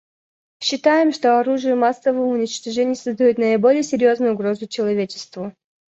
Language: Russian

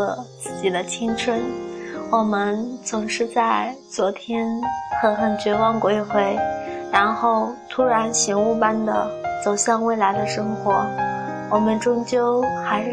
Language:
Chinese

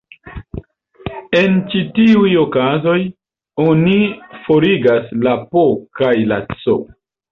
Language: Esperanto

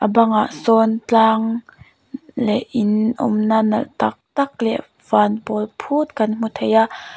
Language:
Mizo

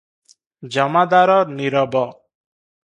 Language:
Odia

